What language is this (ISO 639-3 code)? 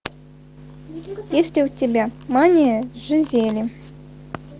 rus